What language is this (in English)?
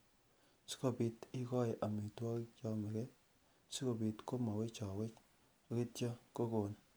Kalenjin